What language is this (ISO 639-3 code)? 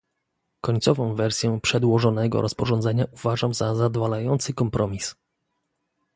pol